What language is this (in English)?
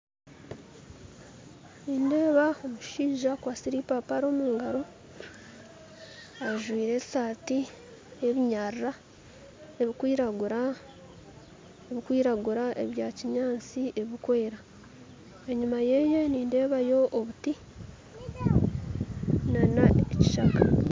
Nyankole